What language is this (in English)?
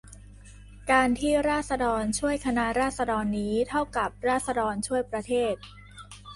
Thai